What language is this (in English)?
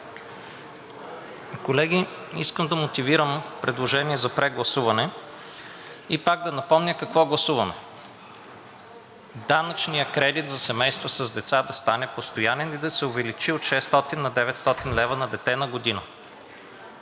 Bulgarian